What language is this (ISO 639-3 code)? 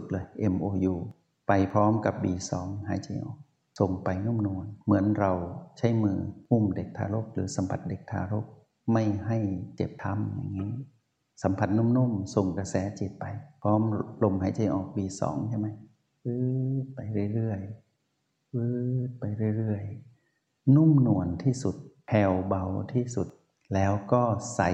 tha